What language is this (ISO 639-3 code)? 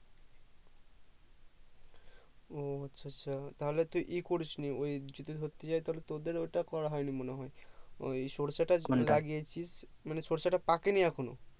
ben